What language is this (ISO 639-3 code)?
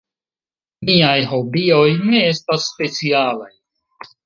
epo